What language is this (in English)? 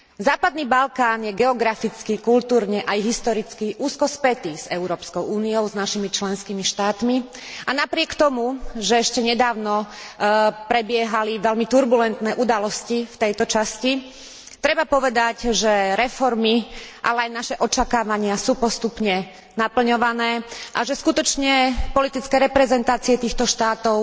Slovak